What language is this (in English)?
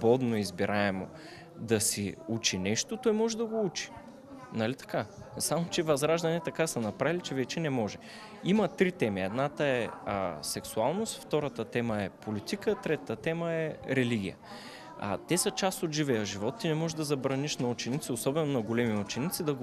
Bulgarian